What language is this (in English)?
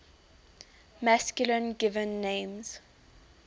English